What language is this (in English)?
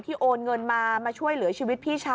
Thai